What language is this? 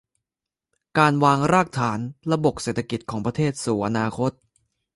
Thai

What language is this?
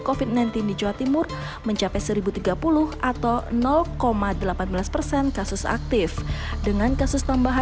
Indonesian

